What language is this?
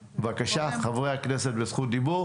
Hebrew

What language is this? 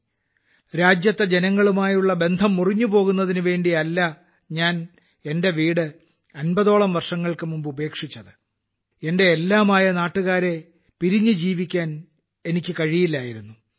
Malayalam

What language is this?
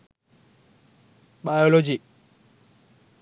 Sinhala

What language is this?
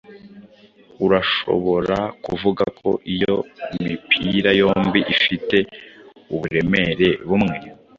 Kinyarwanda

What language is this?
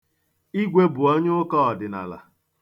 Igbo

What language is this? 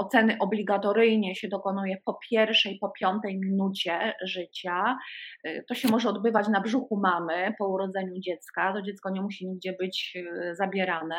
Polish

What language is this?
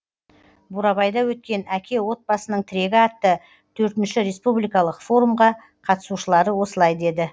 Kazakh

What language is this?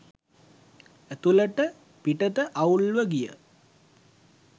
Sinhala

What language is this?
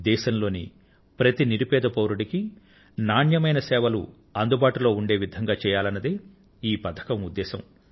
Telugu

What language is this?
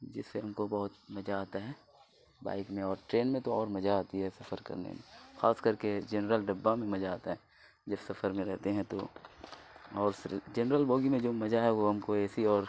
Urdu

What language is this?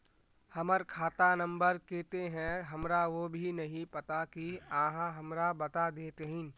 Magahi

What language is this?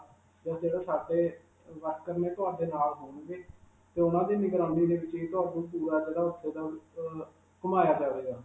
Punjabi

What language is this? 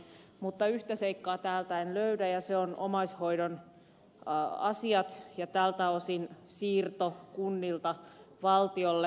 Finnish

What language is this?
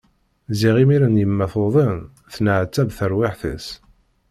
Kabyle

